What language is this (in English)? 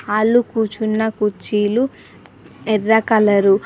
Telugu